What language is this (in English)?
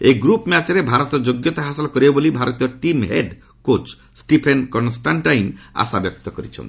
Odia